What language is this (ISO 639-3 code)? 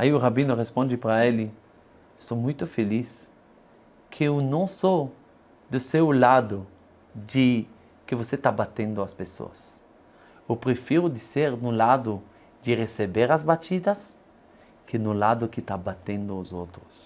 por